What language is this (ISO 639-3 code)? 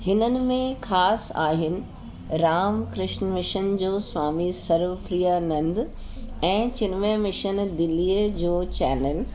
snd